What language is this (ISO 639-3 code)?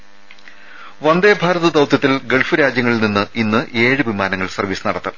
mal